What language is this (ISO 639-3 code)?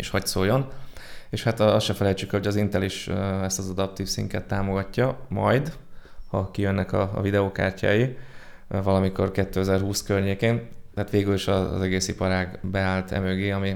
hun